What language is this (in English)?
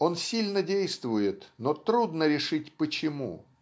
Russian